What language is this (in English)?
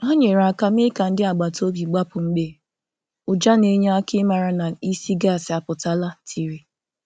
Igbo